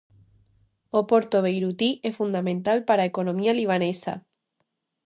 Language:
Galician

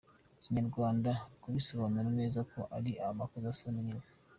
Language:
Kinyarwanda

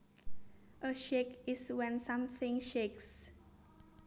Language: Javanese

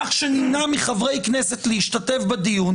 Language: Hebrew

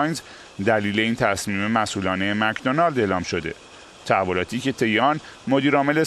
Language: Persian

